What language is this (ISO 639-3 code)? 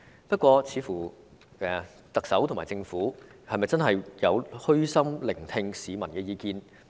yue